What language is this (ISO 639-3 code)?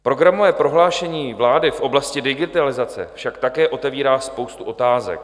ces